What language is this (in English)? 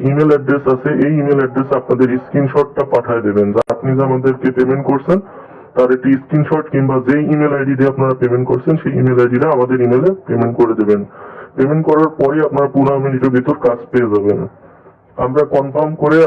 Bangla